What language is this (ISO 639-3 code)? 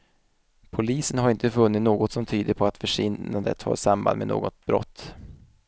swe